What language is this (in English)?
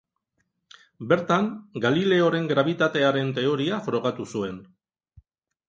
Basque